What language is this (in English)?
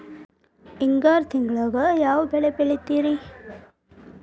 Kannada